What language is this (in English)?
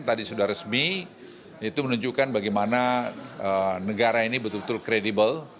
Indonesian